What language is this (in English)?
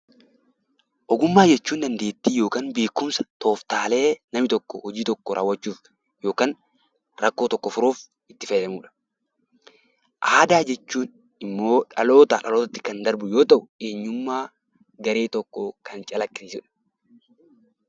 Oromo